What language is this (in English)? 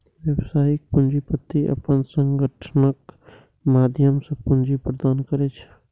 Maithili